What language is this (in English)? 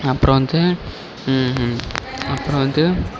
Tamil